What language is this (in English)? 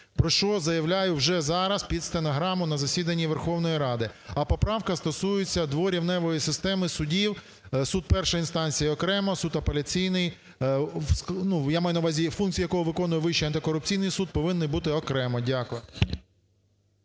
Ukrainian